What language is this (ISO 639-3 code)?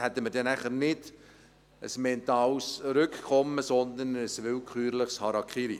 gsw